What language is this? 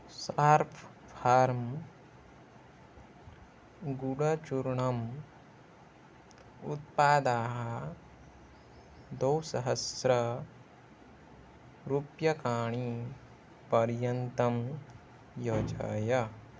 Sanskrit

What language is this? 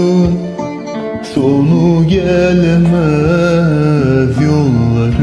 Turkish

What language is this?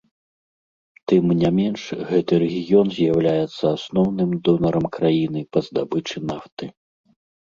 Belarusian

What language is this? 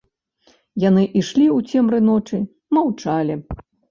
Belarusian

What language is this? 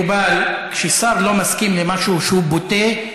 Hebrew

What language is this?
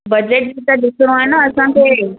Sindhi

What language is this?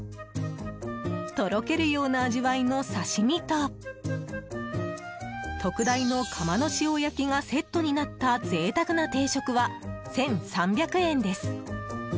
Japanese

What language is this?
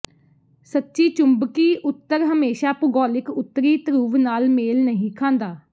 Punjabi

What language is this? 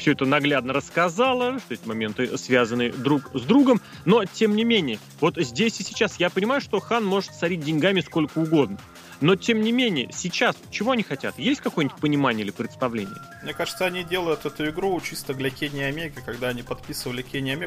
Russian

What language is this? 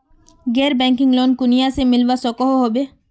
Magahi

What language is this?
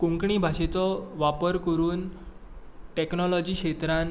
Konkani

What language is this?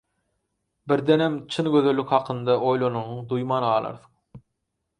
Turkmen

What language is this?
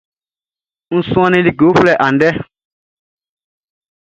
Baoulé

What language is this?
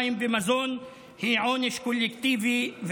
Hebrew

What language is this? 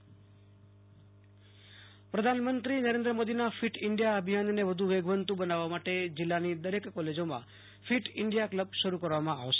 Gujarati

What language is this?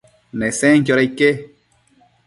Matsés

